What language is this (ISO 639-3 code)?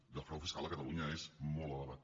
cat